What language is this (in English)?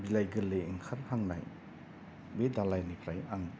Bodo